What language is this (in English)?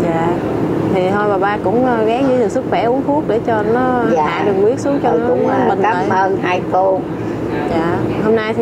Vietnamese